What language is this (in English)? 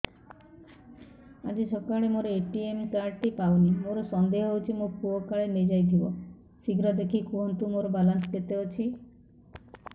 Odia